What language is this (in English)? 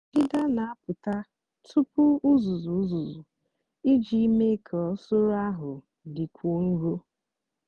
Igbo